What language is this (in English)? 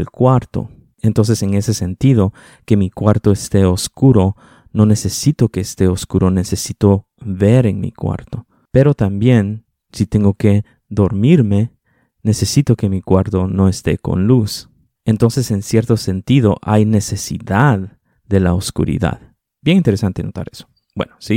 Spanish